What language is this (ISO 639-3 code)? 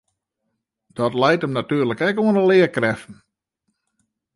fry